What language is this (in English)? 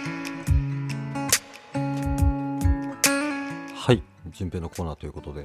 Japanese